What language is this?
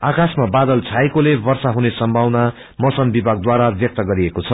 Nepali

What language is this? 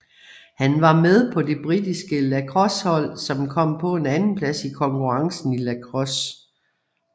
Danish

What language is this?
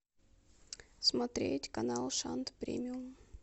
Russian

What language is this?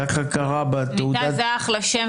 Hebrew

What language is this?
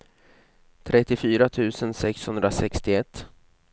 Swedish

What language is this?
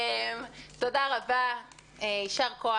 Hebrew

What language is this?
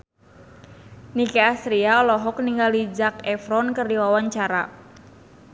Sundanese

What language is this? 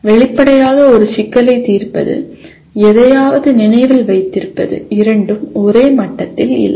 Tamil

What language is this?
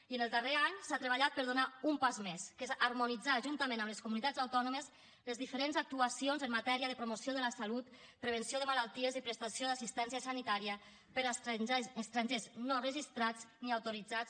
Catalan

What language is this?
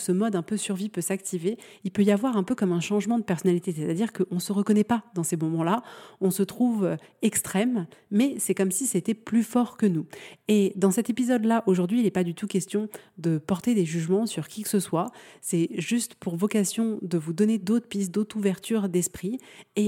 French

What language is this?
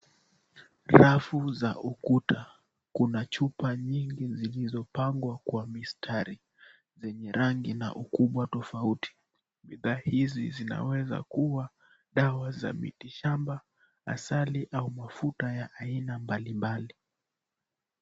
Swahili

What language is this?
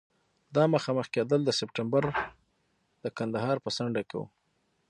Pashto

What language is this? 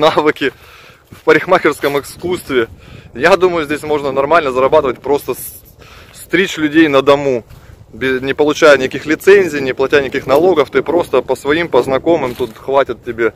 Russian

